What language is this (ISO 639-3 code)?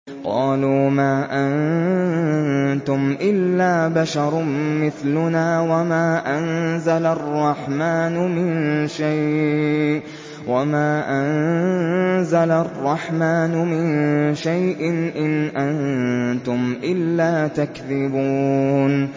ara